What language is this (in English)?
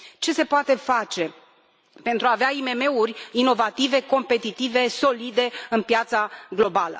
Romanian